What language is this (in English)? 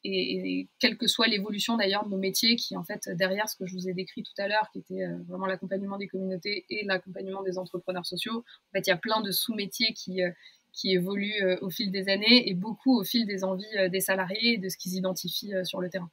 French